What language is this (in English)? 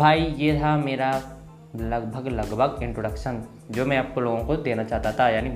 Hindi